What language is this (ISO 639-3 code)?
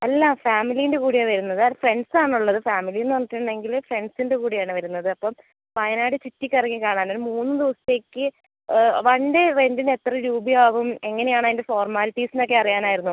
mal